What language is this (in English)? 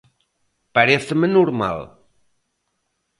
Galician